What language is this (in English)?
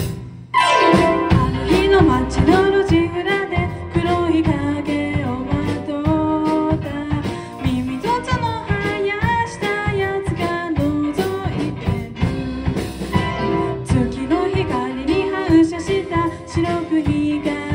Japanese